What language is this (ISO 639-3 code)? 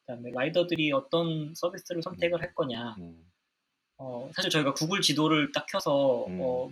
kor